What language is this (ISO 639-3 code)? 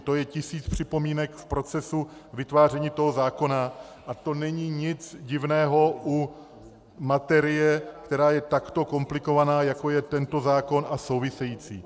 ces